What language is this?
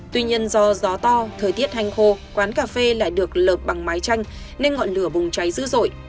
Vietnamese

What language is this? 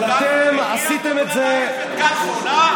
Hebrew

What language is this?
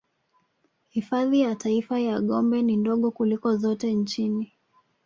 Swahili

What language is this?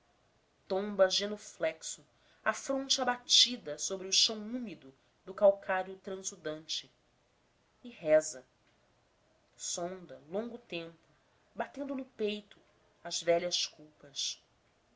Portuguese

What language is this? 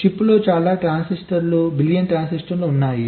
Telugu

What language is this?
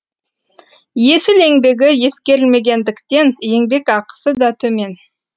Kazakh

